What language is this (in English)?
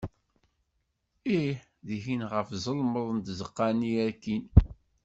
Kabyle